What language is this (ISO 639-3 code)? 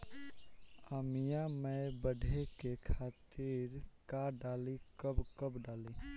bho